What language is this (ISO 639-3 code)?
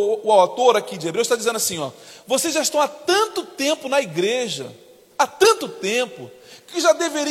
por